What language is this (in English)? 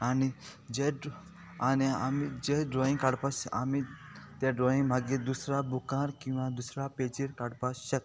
Konkani